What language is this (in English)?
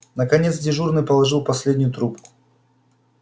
Russian